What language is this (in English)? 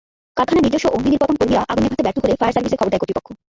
Bangla